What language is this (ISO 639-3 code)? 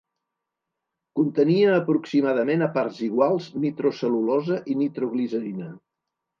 cat